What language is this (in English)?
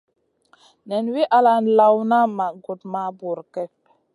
Masana